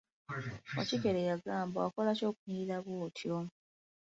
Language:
Ganda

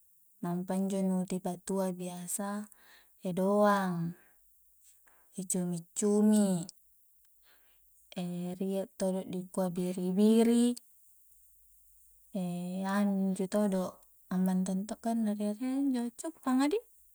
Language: Coastal Konjo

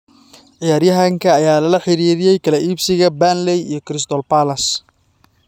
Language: Somali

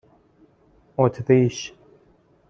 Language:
Persian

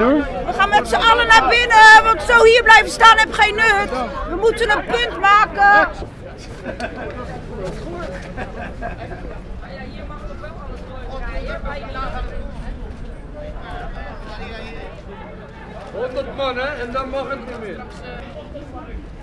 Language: Dutch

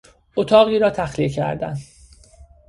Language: Persian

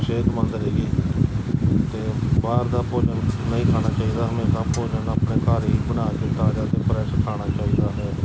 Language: Punjabi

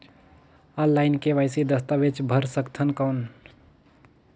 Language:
Chhattisgarhi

